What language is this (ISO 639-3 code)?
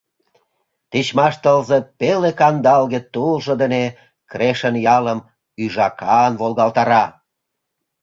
chm